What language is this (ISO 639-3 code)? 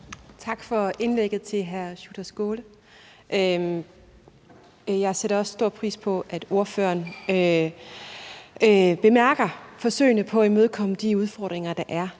dan